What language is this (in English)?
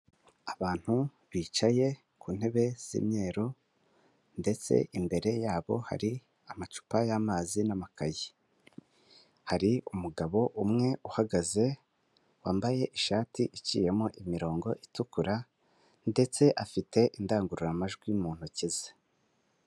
Kinyarwanda